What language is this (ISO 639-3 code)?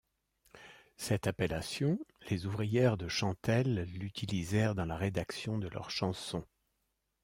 fra